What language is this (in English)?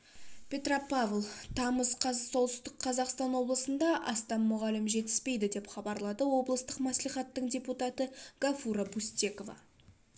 Kazakh